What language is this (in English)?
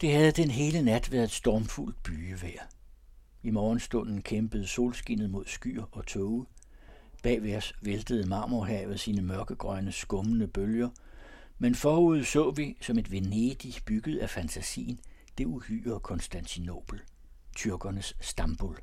Danish